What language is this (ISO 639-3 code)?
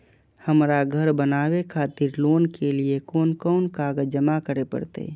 mai